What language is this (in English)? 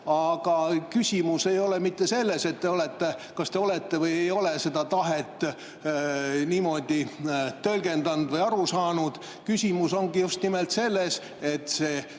Estonian